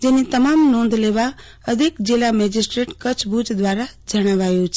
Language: Gujarati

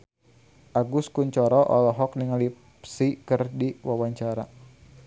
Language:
Sundanese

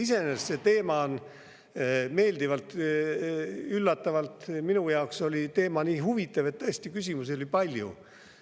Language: Estonian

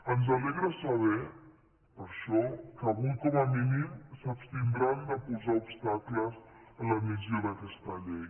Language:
Catalan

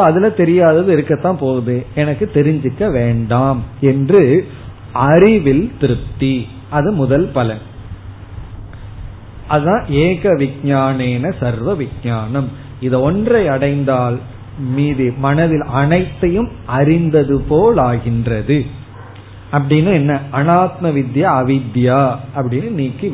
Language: Tamil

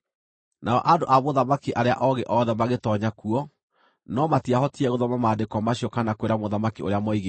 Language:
Kikuyu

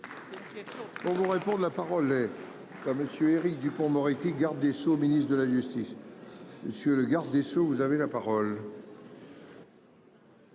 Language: French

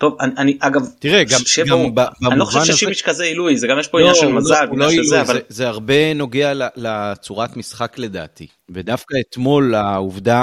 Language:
Hebrew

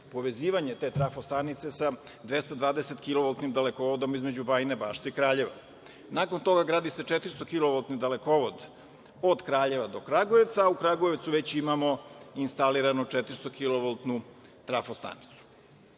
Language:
Serbian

